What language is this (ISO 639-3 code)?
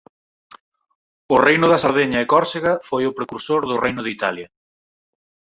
glg